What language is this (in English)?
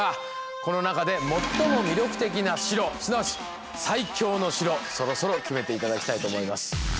Japanese